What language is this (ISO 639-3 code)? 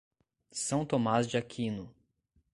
por